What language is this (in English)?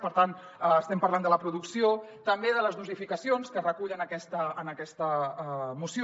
Catalan